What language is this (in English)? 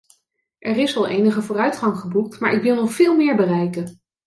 Dutch